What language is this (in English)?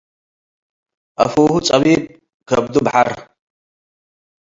Tigre